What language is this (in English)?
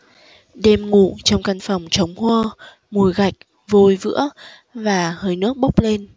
Vietnamese